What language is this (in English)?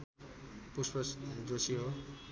Nepali